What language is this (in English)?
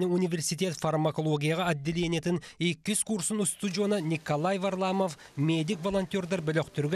Russian